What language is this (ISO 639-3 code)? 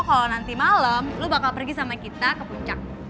ind